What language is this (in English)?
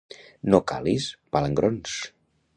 Catalan